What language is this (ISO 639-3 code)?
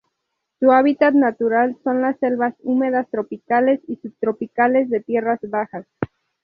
spa